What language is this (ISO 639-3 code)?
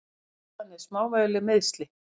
isl